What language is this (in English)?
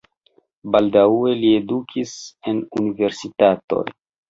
Esperanto